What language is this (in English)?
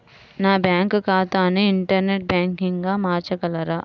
Telugu